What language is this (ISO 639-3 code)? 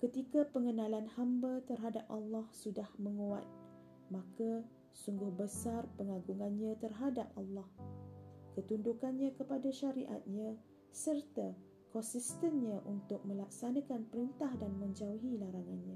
msa